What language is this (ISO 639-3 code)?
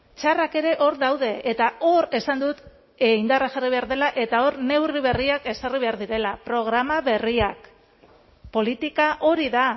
eus